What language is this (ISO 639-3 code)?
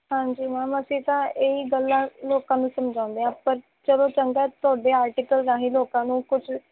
pan